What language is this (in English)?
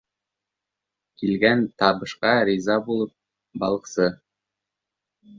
Bashkir